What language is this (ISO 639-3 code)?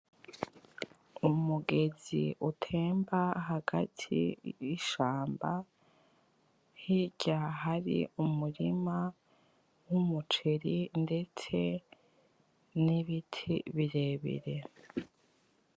run